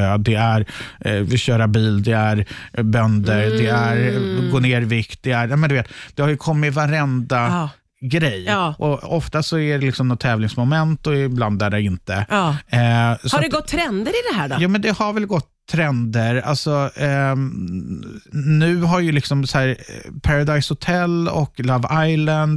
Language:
Swedish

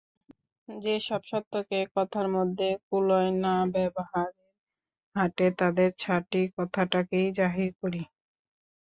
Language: Bangla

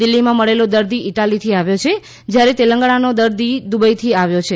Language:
Gujarati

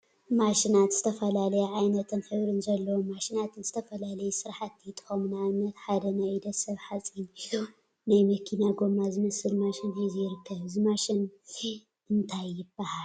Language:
Tigrinya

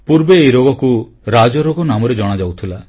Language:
Odia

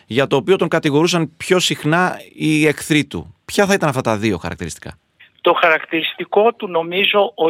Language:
Greek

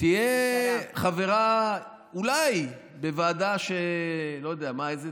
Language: Hebrew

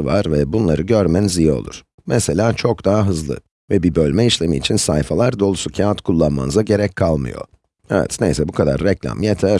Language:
Turkish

